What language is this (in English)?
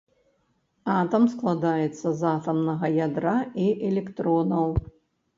Belarusian